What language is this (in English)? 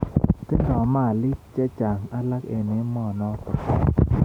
Kalenjin